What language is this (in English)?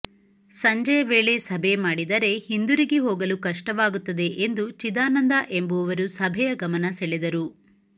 Kannada